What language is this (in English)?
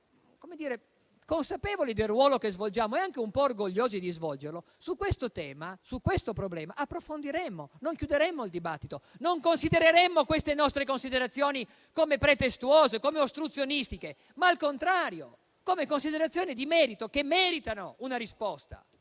Italian